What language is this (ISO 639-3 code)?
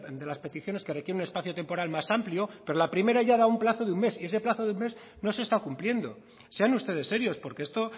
spa